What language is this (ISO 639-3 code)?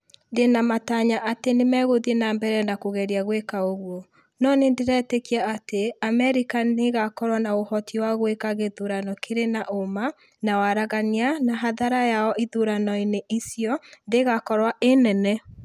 kik